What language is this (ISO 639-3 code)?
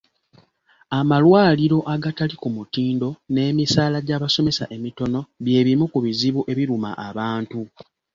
lug